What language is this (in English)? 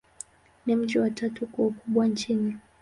Swahili